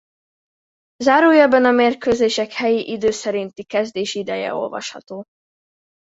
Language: Hungarian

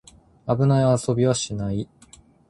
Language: Japanese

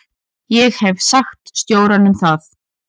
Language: Icelandic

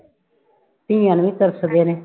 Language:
Punjabi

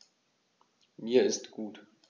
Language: German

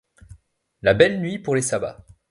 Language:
French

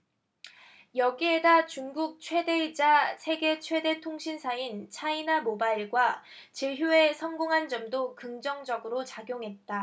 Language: Korean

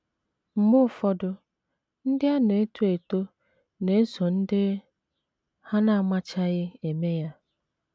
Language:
Igbo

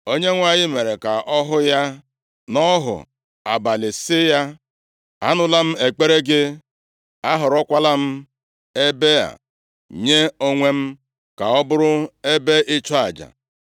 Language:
Igbo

